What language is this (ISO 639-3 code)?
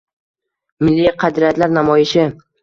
uzb